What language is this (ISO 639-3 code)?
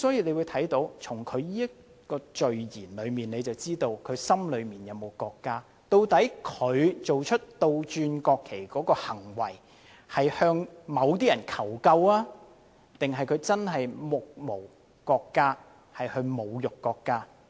yue